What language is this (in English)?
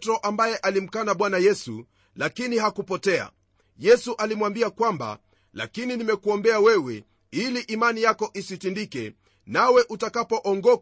Swahili